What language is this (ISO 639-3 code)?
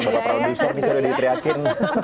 ind